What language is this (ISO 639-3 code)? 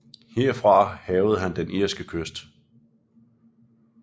dan